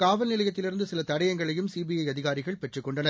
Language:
Tamil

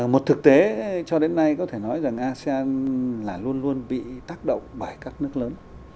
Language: Vietnamese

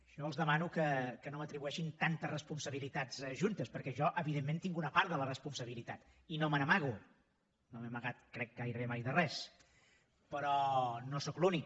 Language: Catalan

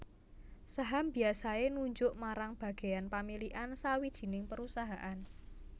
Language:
Javanese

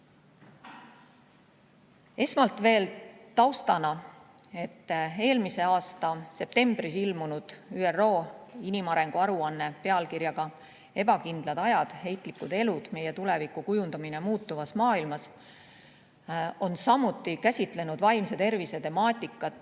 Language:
Estonian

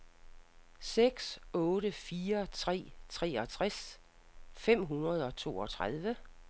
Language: Danish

